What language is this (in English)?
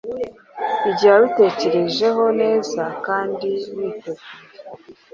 Kinyarwanda